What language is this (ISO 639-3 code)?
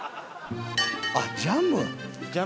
jpn